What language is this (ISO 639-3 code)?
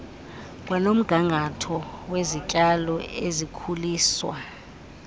xho